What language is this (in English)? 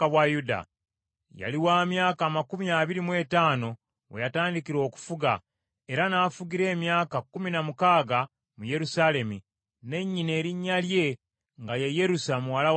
Ganda